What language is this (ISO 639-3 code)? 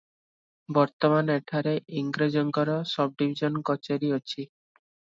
ori